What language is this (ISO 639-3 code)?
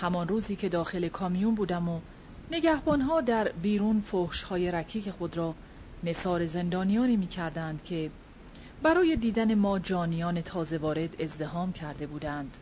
fas